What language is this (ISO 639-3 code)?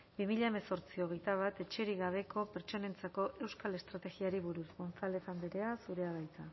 eus